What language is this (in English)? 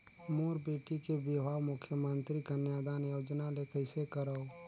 Chhattisgarhi